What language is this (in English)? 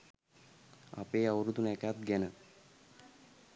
Sinhala